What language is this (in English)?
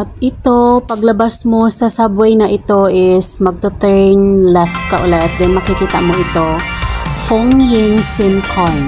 Filipino